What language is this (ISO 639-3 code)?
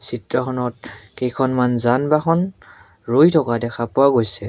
asm